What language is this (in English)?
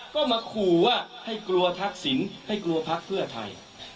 Thai